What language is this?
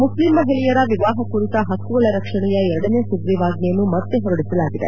Kannada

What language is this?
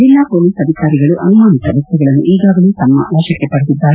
Kannada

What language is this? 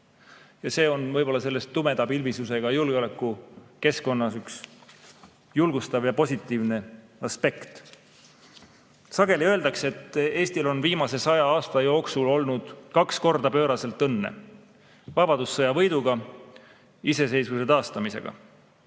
Estonian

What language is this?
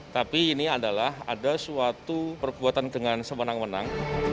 Indonesian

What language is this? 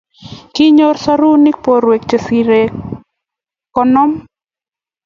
Kalenjin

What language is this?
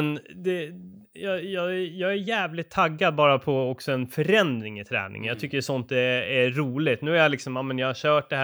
Swedish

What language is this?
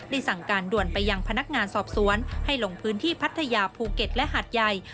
Thai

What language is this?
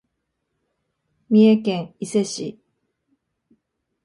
Japanese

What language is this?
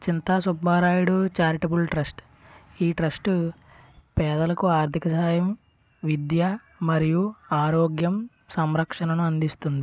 Telugu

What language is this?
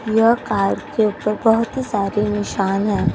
Hindi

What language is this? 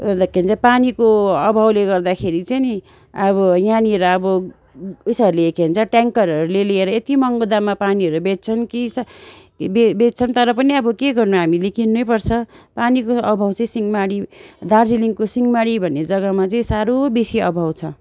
Nepali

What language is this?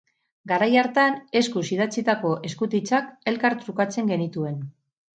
Basque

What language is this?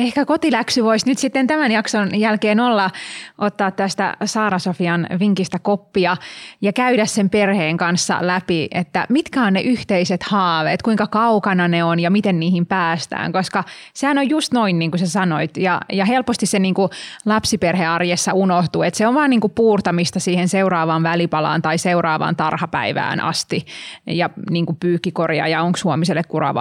Finnish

